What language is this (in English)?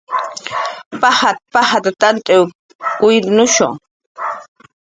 Jaqaru